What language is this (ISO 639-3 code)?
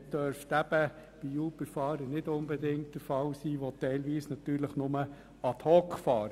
gsw